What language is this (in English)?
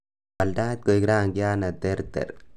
Kalenjin